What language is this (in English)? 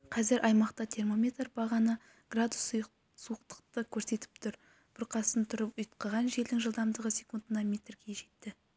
Kazakh